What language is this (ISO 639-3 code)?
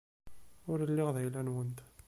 kab